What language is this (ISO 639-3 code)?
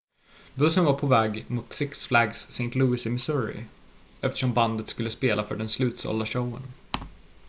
swe